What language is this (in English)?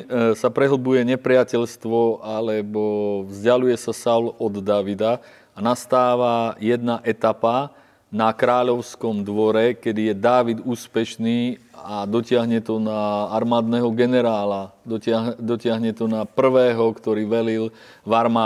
Slovak